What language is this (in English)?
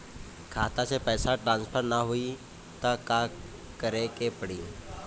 Bhojpuri